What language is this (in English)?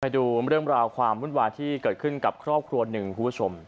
Thai